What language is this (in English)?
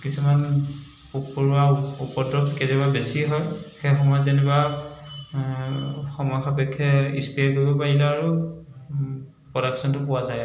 Assamese